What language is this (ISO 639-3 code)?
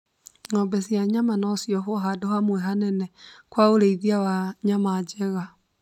kik